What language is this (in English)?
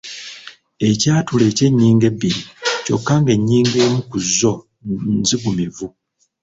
Ganda